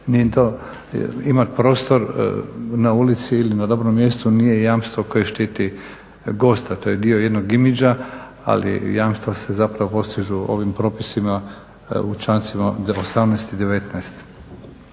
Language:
Croatian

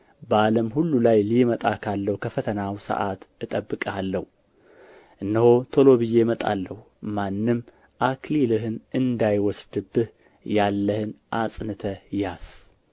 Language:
Amharic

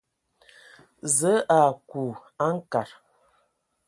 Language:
Ewondo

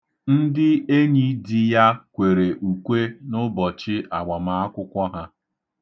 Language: Igbo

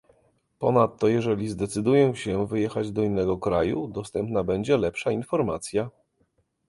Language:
Polish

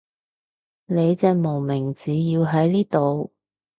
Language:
Cantonese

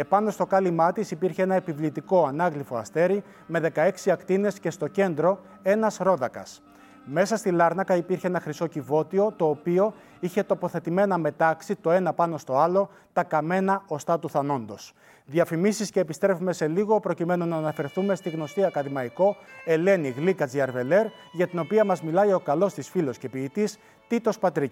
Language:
Greek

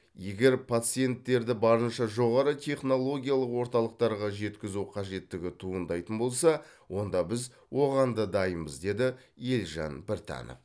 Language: Kazakh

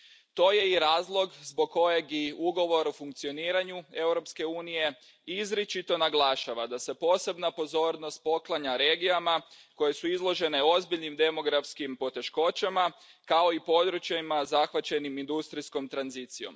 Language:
Croatian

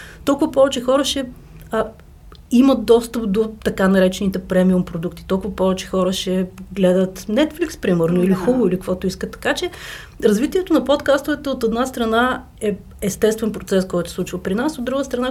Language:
Bulgarian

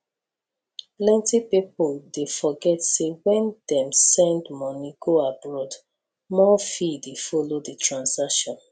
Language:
Nigerian Pidgin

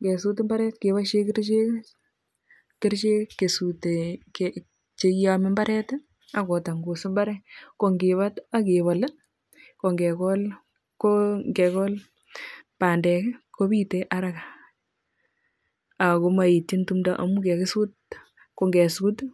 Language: Kalenjin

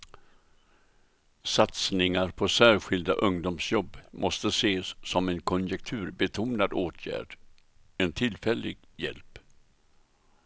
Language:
Swedish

